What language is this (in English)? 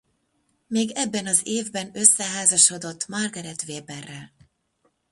Hungarian